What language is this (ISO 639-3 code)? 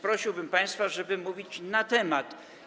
pol